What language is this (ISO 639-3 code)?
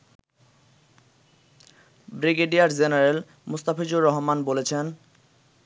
ben